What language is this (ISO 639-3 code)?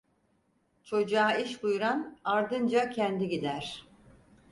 tur